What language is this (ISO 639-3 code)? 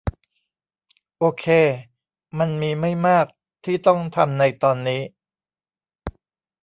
tha